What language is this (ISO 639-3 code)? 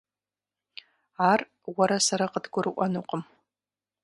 kbd